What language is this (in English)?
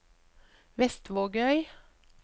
Norwegian